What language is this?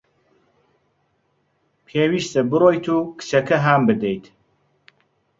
Central Kurdish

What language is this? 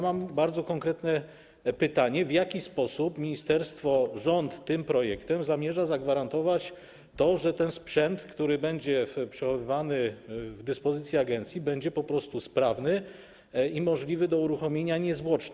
Polish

